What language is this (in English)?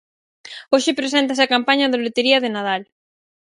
Galician